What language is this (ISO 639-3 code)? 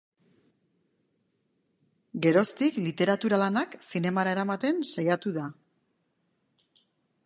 eus